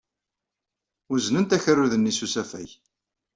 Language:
Kabyle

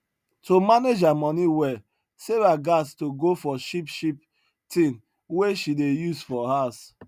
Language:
Nigerian Pidgin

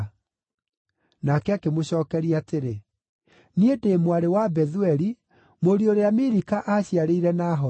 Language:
Kikuyu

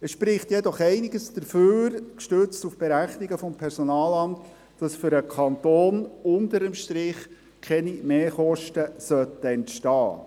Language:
Swiss German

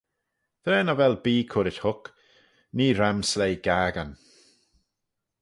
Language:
Manx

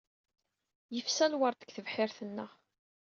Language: Kabyle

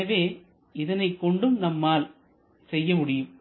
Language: Tamil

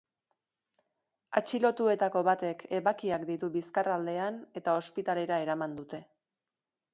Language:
Basque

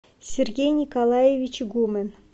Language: Russian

